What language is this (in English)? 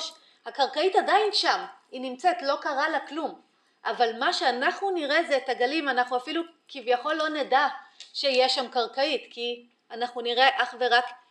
Hebrew